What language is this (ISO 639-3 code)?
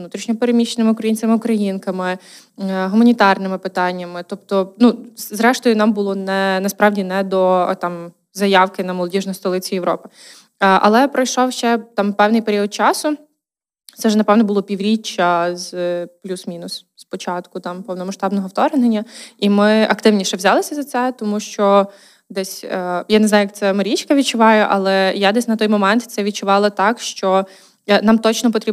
ukr